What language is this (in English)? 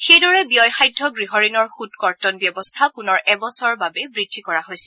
Assamese